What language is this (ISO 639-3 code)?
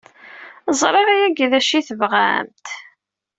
kab